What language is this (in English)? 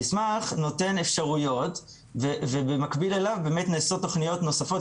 Hebrew